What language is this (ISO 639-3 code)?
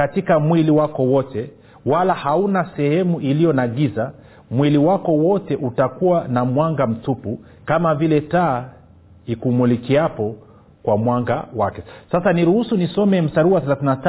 swa